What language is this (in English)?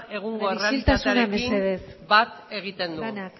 Basque